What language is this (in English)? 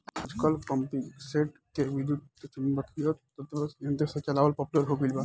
Bhojpuri